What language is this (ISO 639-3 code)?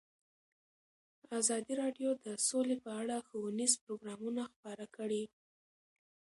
pus